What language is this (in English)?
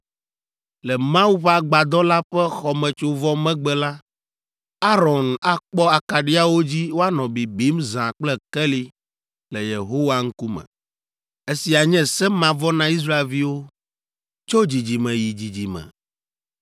Ewe